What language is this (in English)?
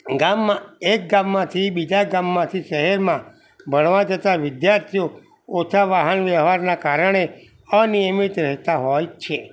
Gujarati